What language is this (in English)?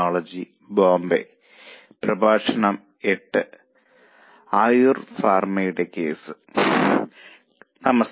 Malayalam